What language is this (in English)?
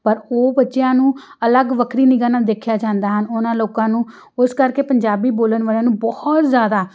Punjabi